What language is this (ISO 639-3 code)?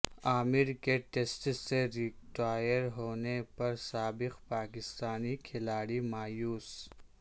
urd